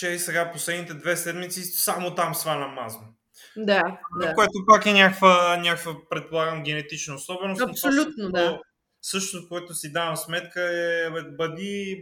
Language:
Bulgarian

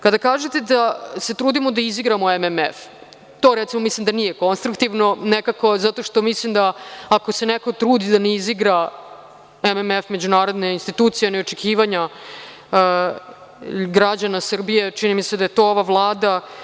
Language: Serbian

